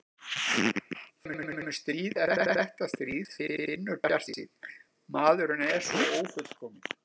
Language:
Icelandic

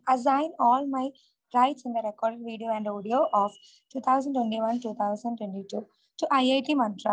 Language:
Malayalam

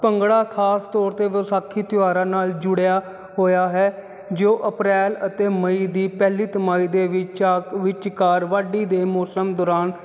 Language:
Punjabi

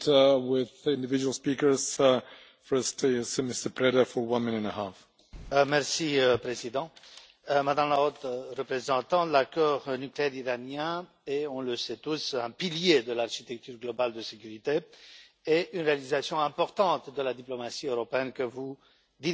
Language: French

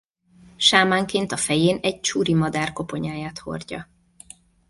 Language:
Hungarian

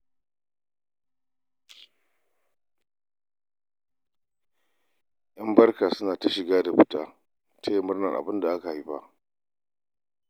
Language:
Hausa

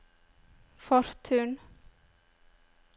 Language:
Norwegian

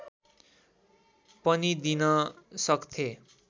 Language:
Nepali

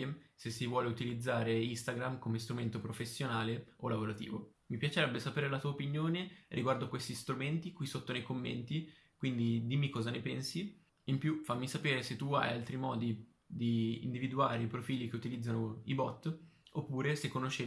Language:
Italian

